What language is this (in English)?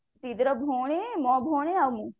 Odia